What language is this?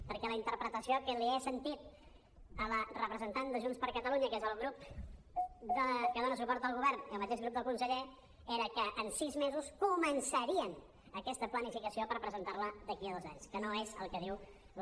Catalan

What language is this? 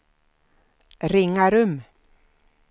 Swedish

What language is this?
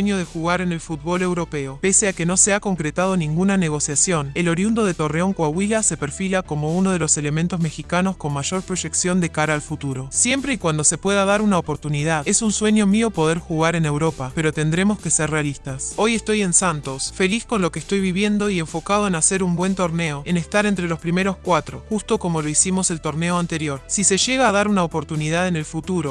Spanish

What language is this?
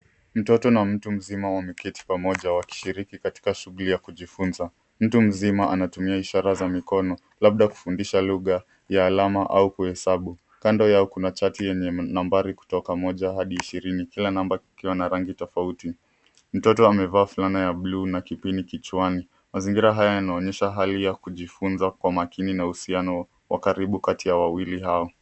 Swahili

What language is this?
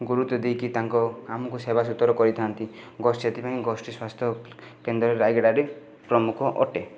Odia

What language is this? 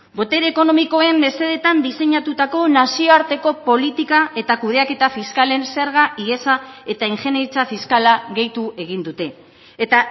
Basque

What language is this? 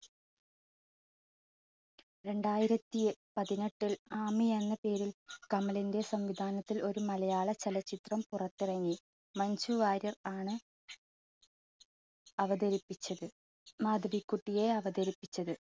Malayalam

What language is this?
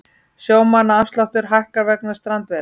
Icelandic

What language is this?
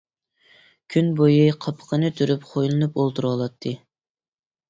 Uyghur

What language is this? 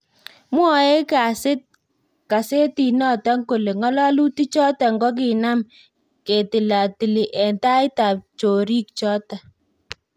Kalenjin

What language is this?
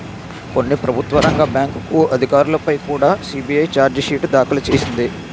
Telugu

